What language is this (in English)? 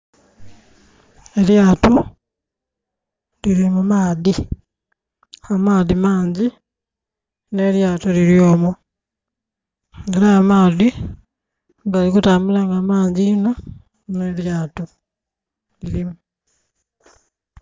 Soga